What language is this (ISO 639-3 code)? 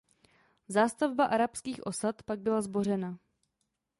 ces